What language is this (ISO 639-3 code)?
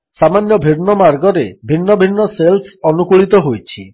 ori